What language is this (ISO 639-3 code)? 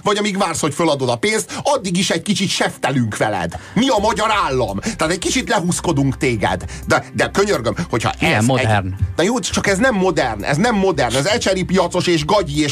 hun